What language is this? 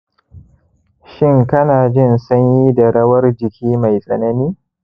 Hausa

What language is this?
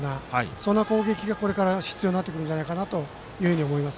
Japanese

